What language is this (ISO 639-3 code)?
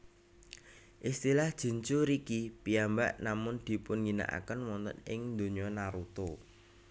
jav